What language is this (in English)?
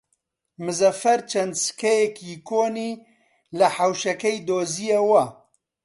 Central Kurdish